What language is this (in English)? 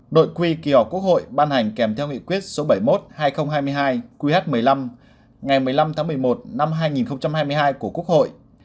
Vietnamese